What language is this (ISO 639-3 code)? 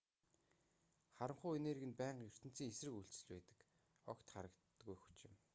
mon